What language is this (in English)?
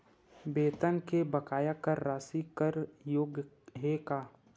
Chhattisgarhi